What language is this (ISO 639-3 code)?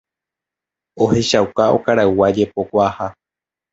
grn